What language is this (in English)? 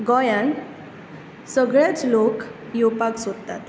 Konkani